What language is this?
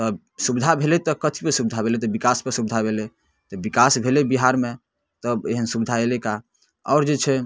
Maithili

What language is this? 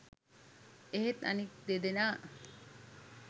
Sinhala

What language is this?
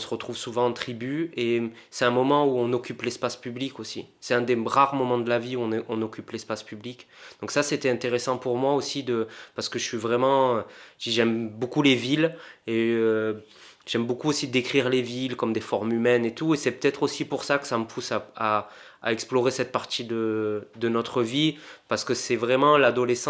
French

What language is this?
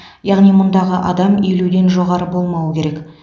Kazakh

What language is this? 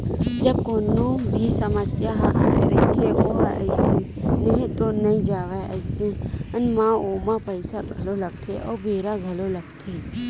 Chhattisgarhi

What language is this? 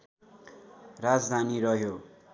Nepali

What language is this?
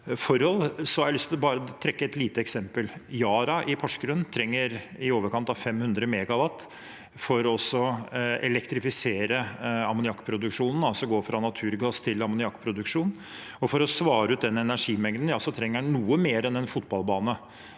Norwegian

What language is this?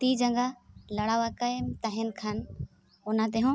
Santali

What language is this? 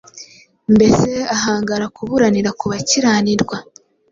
Kinyarwanda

